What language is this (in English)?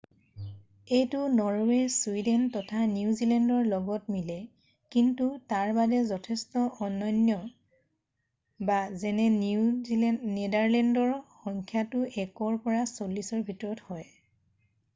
Assamese